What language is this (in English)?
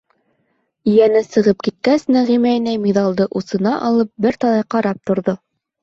Bashkir